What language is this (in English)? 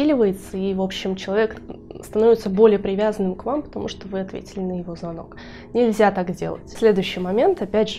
Russian